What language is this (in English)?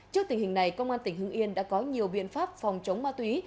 Vietnamese